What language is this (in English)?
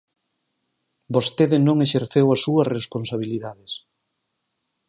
Galician